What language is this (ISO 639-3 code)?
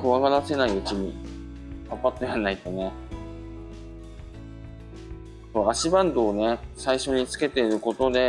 jpn